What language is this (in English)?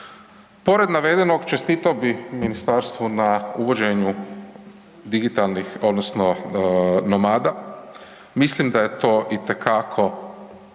Croatian